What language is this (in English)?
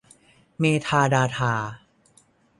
Thai